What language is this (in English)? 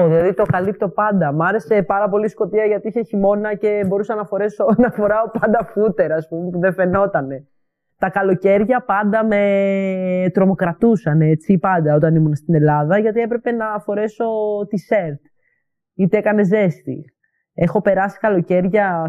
Greek